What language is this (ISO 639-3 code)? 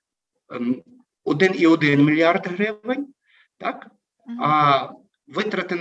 ukr